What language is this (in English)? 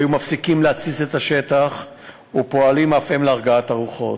Hebrew